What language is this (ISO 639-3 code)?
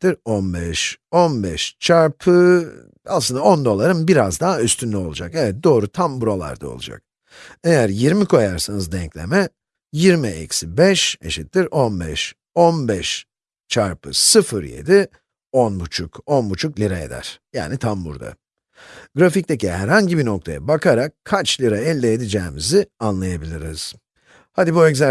tur